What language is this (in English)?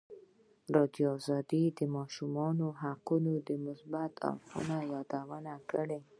Pashto